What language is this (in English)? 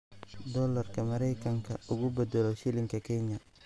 Somali